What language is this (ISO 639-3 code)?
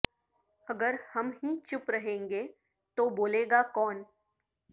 urd